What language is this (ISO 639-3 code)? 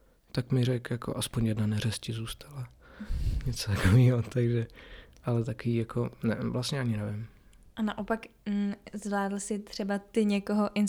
ces